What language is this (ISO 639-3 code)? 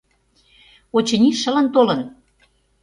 chm